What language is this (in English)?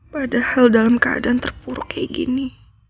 Indonesian